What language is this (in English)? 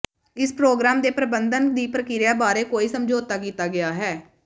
Punjabi